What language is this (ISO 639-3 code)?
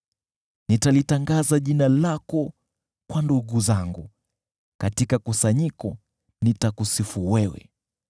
swa